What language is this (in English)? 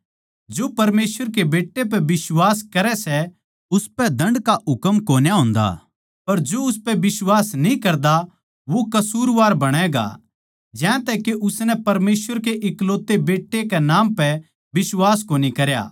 Haryanvi